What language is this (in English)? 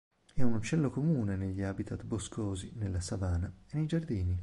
Italian